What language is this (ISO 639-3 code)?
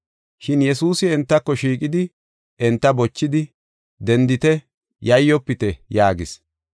gof